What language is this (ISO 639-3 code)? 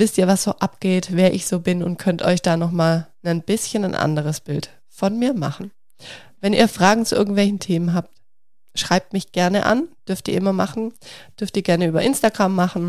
deu